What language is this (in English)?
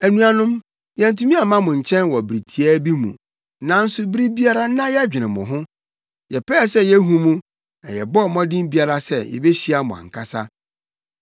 Akan